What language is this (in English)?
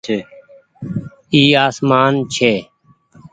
Goaria